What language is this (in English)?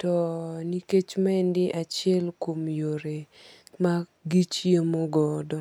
Luo (Kenya and Tanzania)